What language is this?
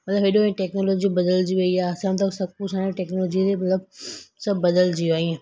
Sindhi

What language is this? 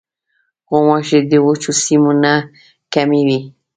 Pashto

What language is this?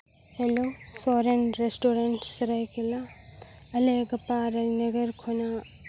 Santali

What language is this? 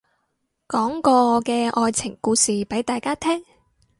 Cantonese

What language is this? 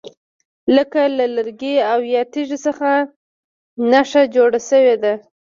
Pashto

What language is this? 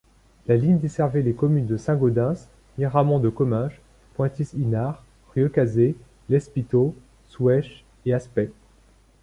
French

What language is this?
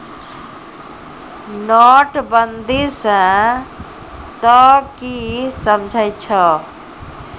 Maithili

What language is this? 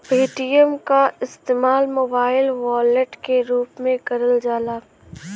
Bhojpuri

